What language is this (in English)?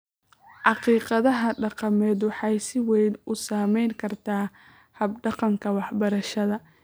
Somali